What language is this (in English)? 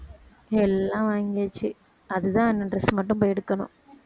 Tamil